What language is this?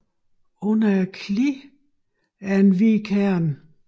Danish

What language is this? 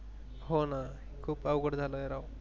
Marathi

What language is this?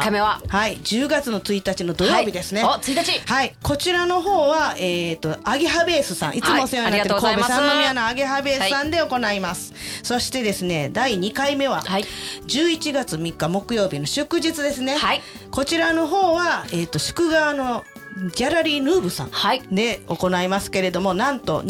Japanese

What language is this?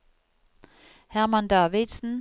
Norwegian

